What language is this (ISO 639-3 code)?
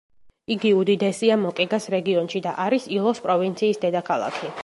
kat